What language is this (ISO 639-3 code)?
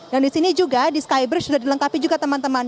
ind